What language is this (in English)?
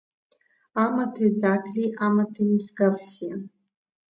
Abkhazian